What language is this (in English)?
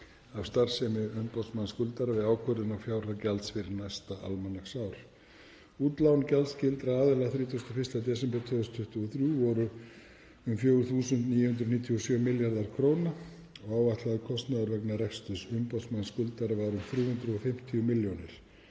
Icelandic